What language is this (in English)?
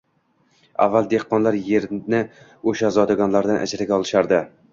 Uzbek